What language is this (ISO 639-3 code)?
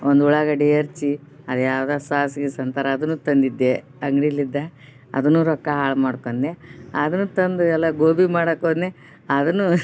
kan